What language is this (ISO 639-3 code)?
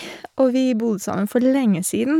nor